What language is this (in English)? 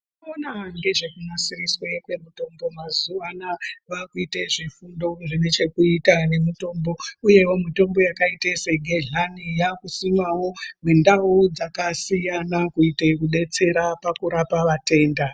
Ndau